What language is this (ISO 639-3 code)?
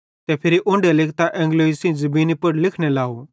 bhd